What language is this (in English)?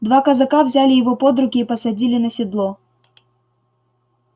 Russian